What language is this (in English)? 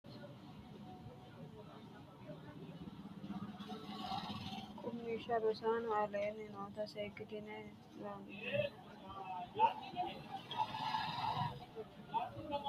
Sidamo